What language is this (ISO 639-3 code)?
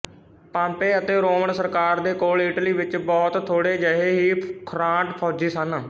pan